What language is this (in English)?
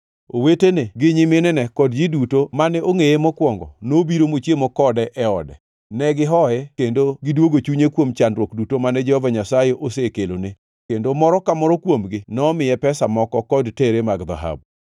Luo (Kenya and Tanzania)